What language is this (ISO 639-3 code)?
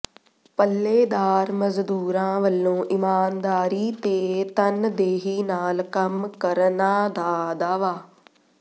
pan